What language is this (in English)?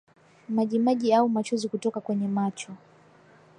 Swahili